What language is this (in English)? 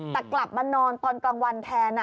Thai